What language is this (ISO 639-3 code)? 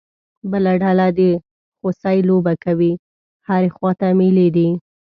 pus